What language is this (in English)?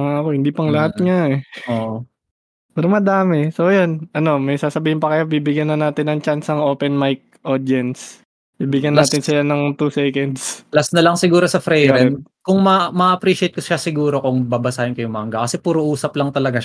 Filipino